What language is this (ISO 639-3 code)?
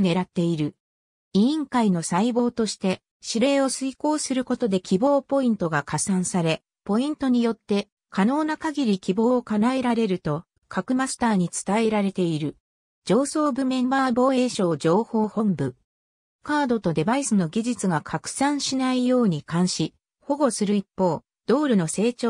jpn